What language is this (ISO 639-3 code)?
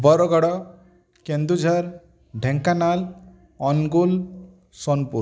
ori